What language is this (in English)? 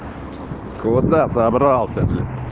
Russian